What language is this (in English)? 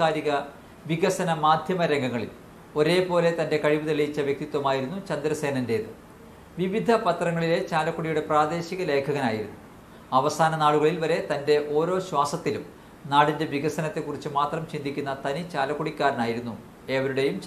Turkish